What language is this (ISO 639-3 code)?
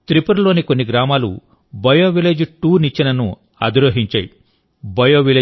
tel